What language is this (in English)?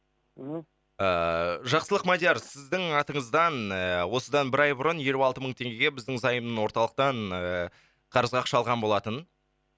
Kazakh